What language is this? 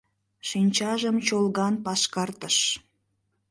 Mari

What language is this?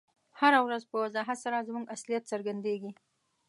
Pashto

